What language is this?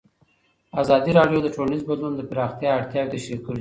Pashto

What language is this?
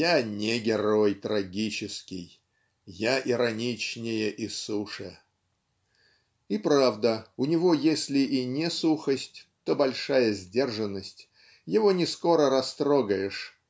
Russian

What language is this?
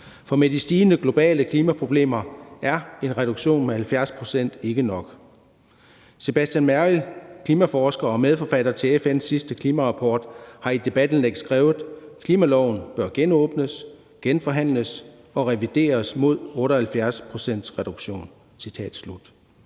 Danish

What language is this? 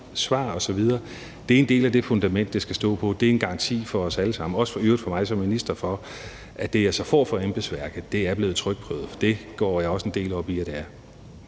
Danish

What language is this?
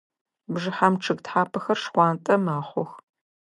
Adyghe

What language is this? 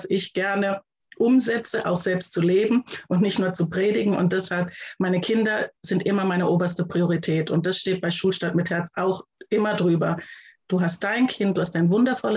German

